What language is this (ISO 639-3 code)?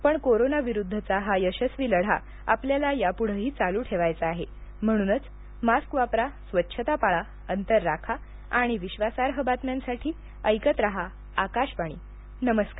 mar